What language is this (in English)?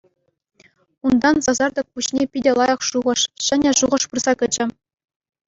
Chuvash